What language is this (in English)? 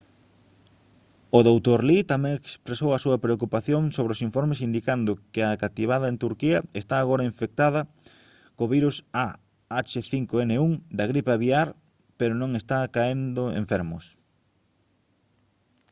Galician